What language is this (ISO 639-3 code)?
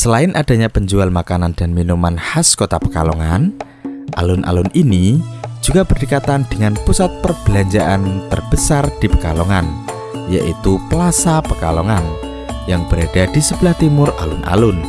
ind